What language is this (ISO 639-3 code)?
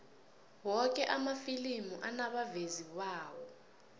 nbl